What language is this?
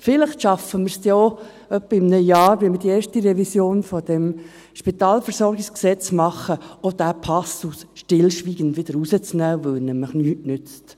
Swiss German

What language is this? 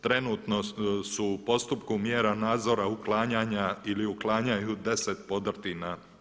Croatian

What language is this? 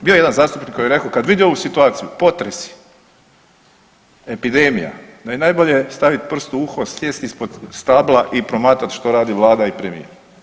Croatian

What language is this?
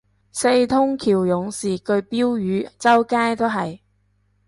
Cantonese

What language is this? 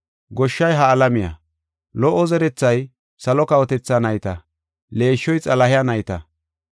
Gofa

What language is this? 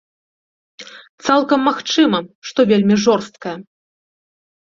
Belarusian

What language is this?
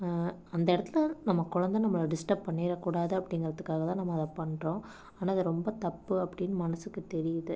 Tamil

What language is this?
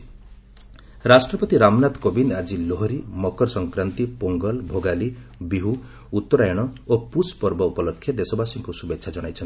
Odia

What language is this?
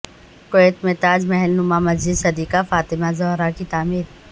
Urdu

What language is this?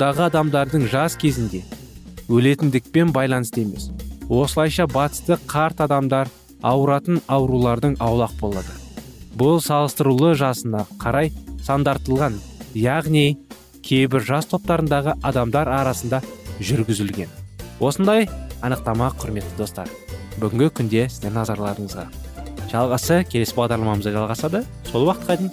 Turkish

